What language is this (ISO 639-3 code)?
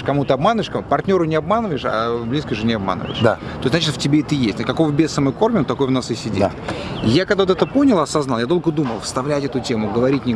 rus